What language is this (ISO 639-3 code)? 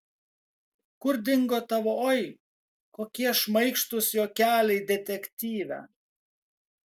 lit